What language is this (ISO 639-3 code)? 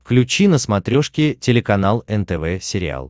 rus